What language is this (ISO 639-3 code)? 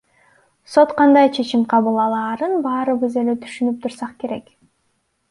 kir